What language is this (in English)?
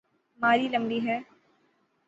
Urdu